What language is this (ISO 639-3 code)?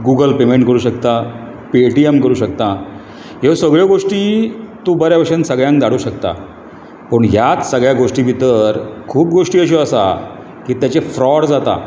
kok